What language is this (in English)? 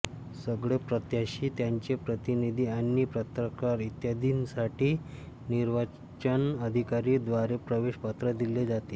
Marathi